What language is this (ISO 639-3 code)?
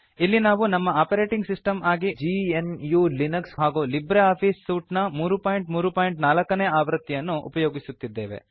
kan